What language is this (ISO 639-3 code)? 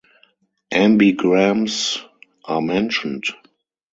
eng